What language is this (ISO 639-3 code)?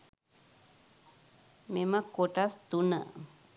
sin